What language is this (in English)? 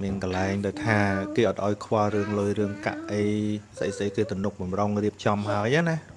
Vietnamese